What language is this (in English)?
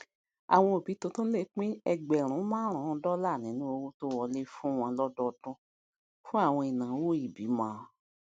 Yoruba